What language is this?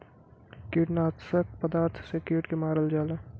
Bhojpuri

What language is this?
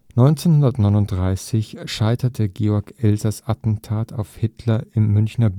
German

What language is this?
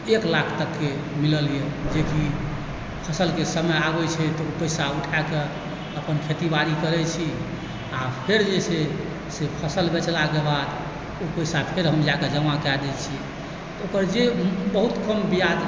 Maithili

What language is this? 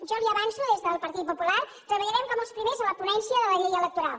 Catalan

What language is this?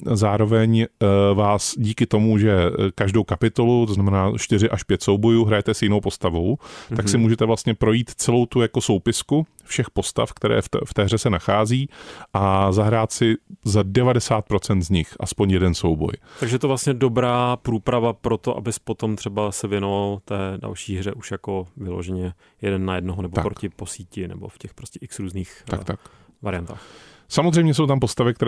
Czech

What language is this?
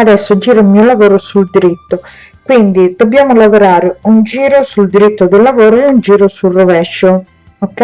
Italian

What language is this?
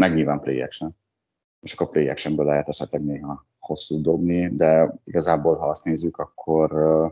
Hungarian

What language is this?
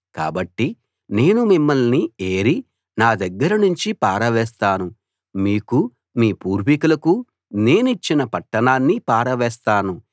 Telugu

